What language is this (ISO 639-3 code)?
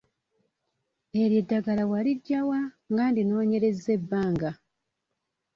lug